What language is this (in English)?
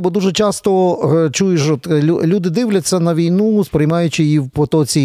Ukrainian